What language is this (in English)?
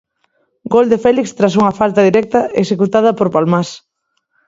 Galician